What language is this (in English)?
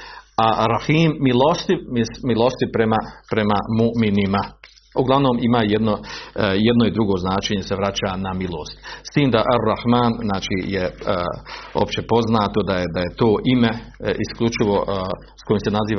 Croatian